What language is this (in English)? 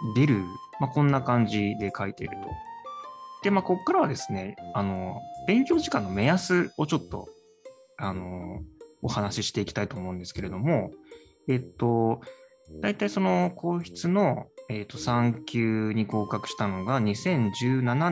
Japanese